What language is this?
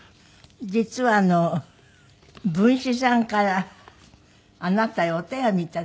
Japanese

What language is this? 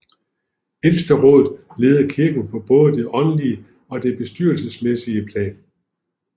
Danish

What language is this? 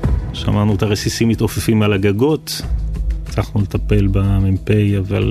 Hebrew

